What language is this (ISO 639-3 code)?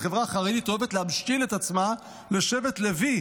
heb